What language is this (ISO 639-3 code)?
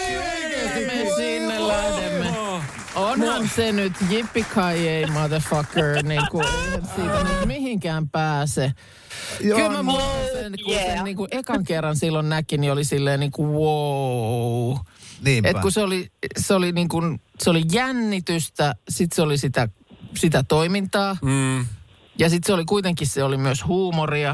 fin